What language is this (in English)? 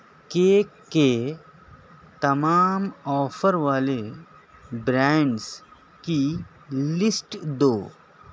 Urdu